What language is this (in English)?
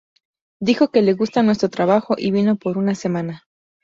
Spanish